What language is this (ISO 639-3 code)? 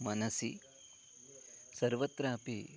san